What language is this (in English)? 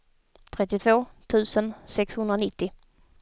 Swedish